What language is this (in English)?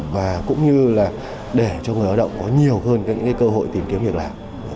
Vietnamese